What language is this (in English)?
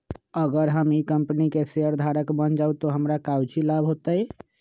Magahi